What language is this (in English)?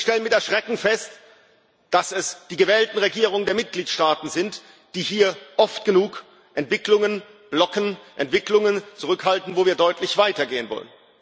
German